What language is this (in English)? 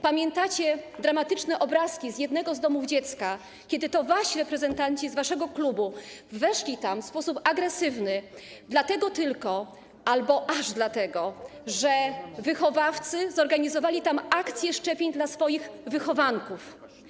Polish